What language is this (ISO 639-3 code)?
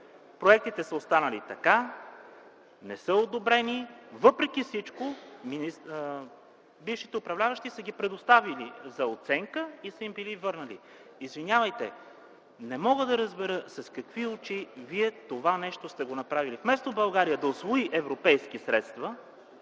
bul